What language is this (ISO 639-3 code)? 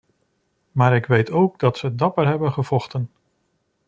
nld